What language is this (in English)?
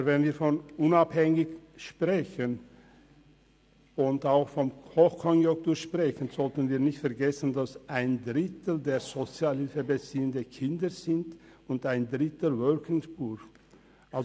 Swiss German